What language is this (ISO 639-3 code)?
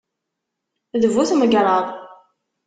kab